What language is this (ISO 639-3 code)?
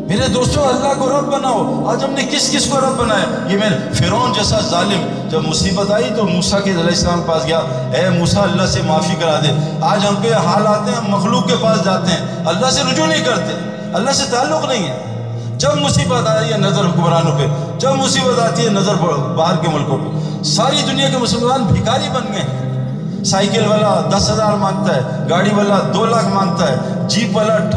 urd